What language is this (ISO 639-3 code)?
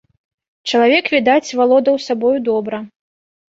bel